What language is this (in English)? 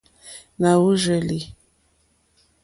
Mokpwe